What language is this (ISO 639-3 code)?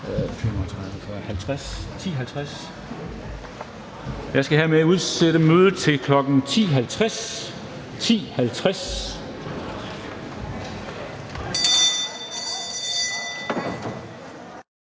dan